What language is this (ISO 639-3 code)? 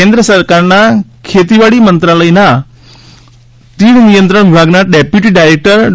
guj